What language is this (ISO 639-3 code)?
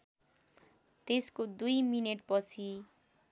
nep